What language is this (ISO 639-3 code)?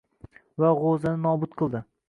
uzb